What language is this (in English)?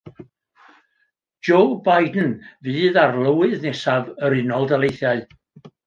Welsh